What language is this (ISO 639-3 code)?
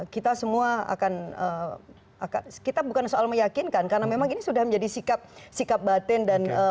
ind